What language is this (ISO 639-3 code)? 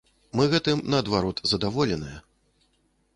bel